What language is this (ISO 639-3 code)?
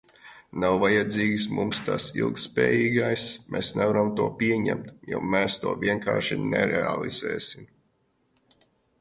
lav